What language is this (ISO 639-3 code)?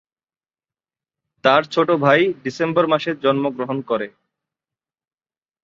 ben